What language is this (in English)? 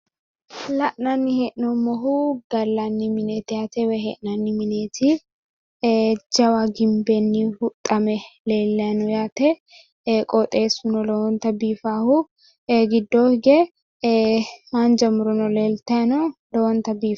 Sidamo